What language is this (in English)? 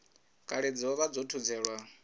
Venda